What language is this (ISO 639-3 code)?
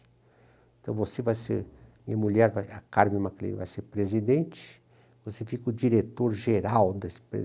por